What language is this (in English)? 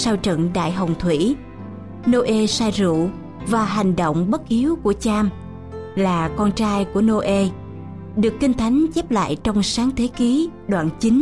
Vietnamese